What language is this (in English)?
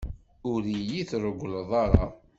Kabyle